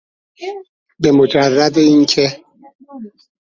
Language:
Persian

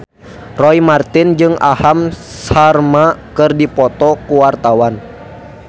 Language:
Sundanese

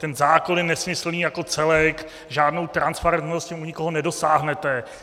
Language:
Czech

